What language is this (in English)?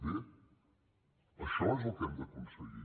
Catalan